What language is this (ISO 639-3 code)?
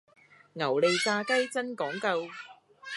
yue